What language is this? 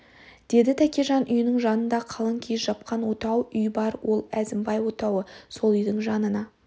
Kazakh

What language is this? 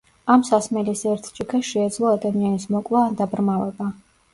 Georgian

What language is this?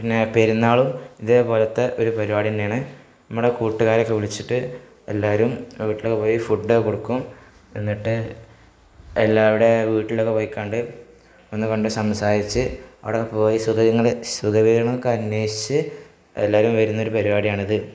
Malayalam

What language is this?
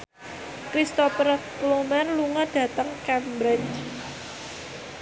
Javanese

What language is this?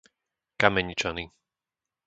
Slovak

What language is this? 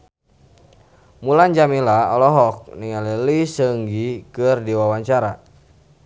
Sundanese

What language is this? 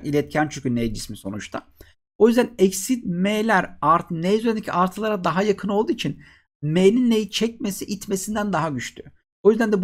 Turkish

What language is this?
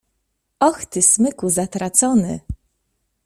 Polish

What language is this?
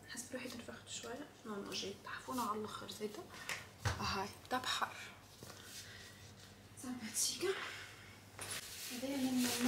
Arabic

